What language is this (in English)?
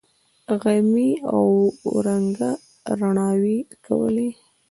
Pashto